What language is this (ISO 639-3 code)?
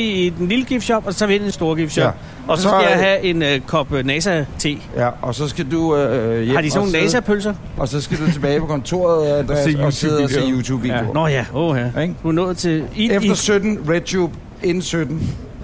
dan